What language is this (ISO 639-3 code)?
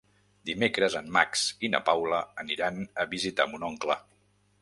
cat